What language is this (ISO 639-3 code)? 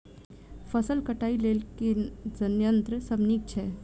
mai